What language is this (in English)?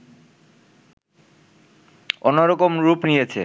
Bangla